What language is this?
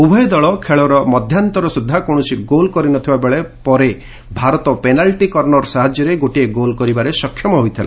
Odia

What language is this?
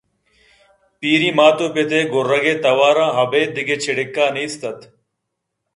Eastern Balochi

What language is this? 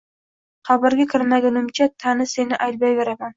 Uzbek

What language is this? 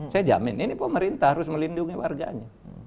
Indonesian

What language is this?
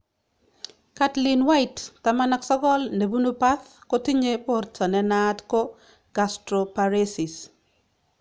Kalenjin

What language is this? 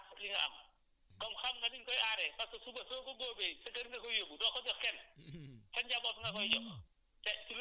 Wolof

